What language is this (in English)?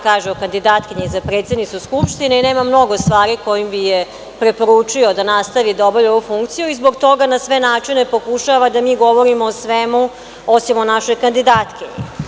Serbian